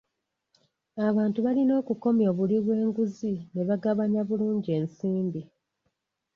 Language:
Ganda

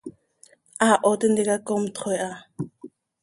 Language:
Seri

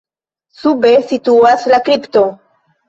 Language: Esperanto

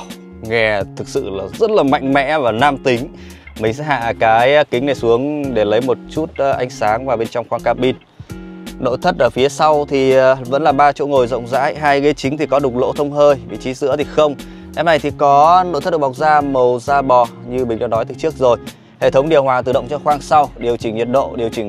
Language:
Vietnamese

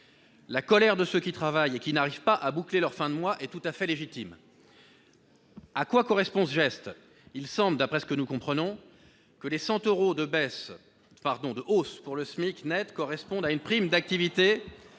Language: French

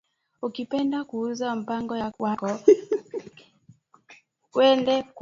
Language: Swahili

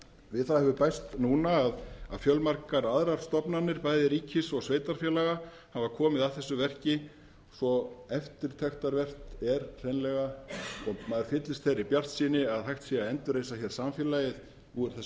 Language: Icelandic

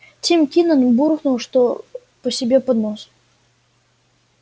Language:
Russian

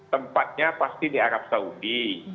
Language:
Indonesian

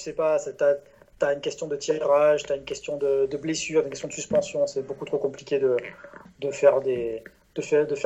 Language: French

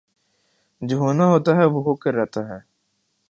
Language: Urdu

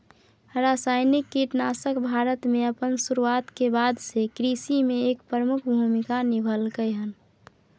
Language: Maithili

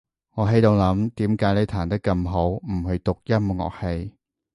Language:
Cantonese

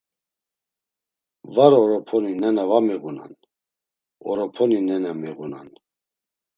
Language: Laz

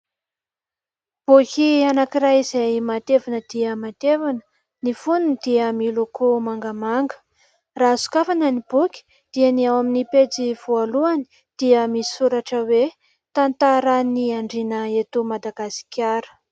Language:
Malagasy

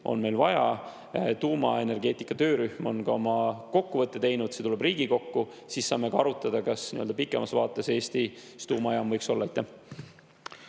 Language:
Estonian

